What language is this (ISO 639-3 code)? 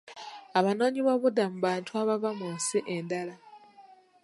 lug